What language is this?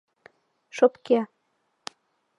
Mari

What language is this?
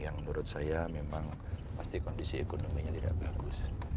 Indonesian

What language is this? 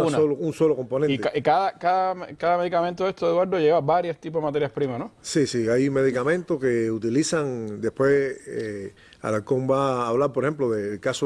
Spanish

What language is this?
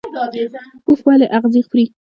Pashto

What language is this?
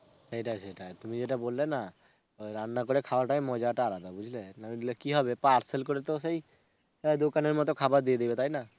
Bangla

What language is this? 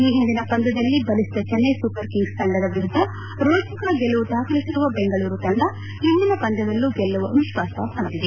Kannada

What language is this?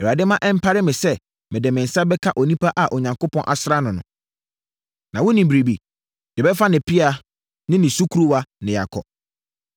Akan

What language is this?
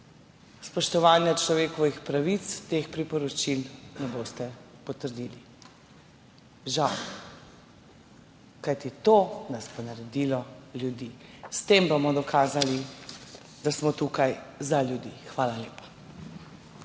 Slovenian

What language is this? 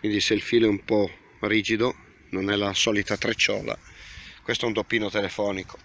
Italian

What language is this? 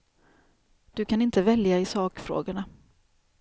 Swedish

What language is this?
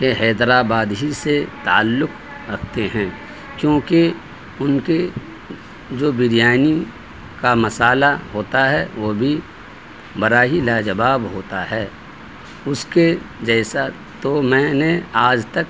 Urdu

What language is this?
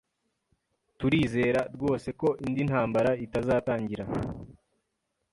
Kinyarwanda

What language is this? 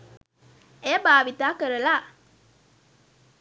Sinhala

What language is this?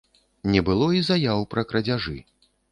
Belarusian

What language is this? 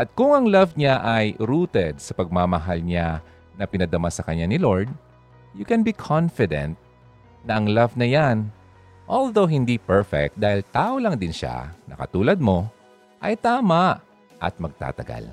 Filipino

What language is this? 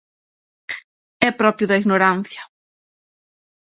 Galician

